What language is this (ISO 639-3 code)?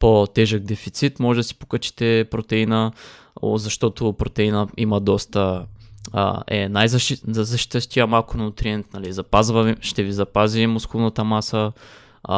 bul